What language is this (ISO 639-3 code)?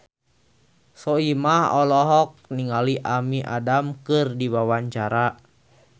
sun